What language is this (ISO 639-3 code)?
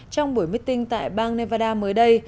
vie